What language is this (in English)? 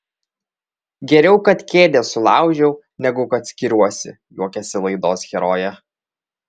Lithuanian